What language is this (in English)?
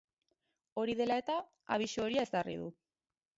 Basque